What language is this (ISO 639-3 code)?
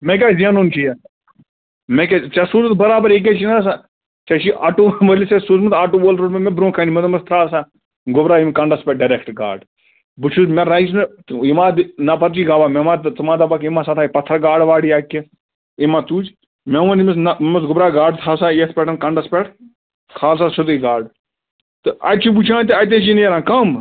kas